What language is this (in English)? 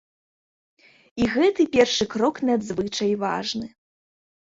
Belarusian